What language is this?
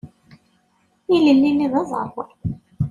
Kabyle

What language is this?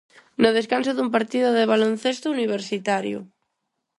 Galician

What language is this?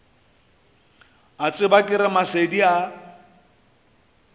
Northern Sotho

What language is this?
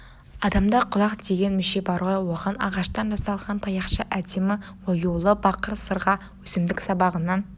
Kazakh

